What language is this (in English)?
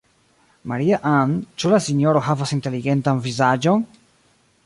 Esperanto